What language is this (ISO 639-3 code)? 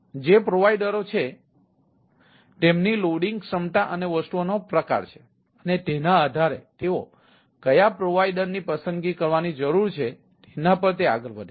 guj